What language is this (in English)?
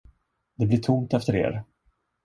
Swedish